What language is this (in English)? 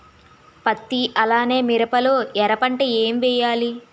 Telugu